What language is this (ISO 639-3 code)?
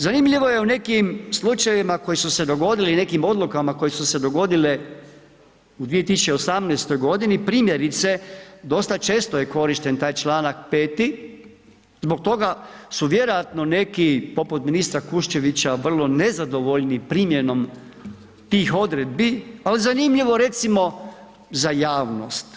hrv